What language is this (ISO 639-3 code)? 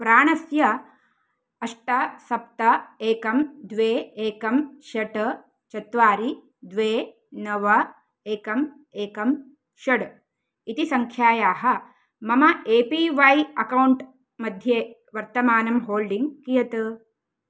san